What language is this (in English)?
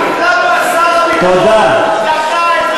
Hebrew